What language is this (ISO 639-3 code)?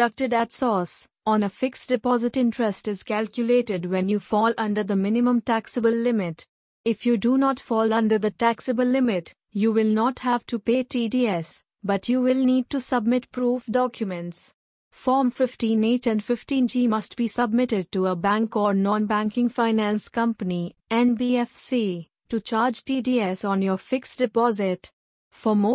eng